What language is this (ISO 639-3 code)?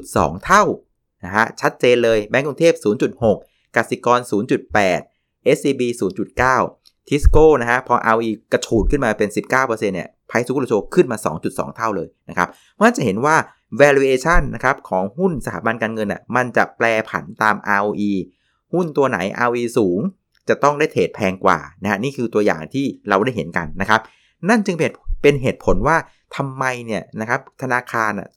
tha